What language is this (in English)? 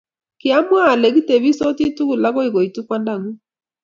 Kalenjin